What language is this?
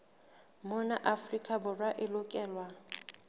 Southern Sotho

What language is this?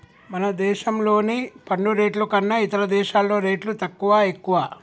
Telugu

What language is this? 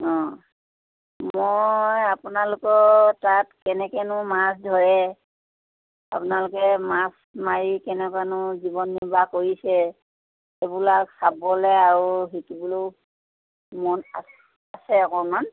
Assamese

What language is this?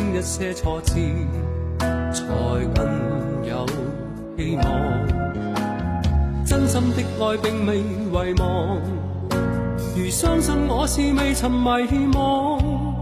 Chinese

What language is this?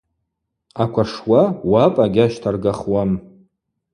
Abaza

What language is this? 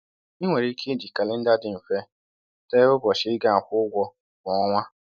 Igbo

